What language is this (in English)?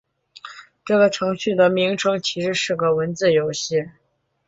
Chinese